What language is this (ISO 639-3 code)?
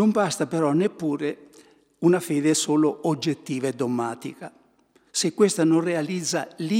ita